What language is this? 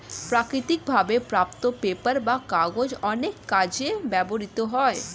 Bangla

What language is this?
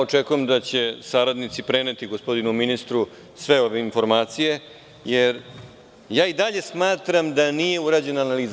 Serbian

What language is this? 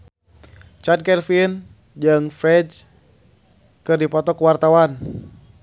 Sundanese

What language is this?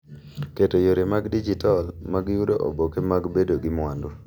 Luo (Kenya and Tanzania)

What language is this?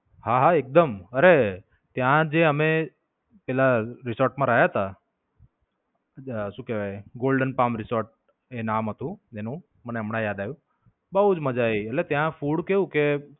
Gujarati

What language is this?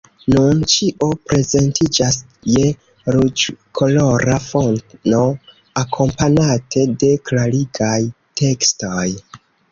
Esperanto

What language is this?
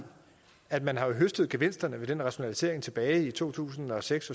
Danish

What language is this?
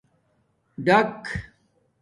Domaaki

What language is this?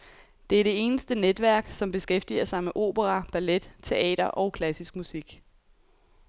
Danish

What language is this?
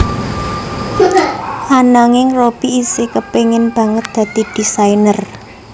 Javanese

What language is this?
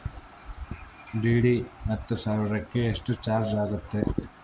Kannada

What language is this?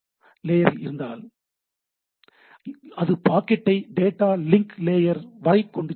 Tamil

